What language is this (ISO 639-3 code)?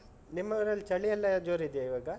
kan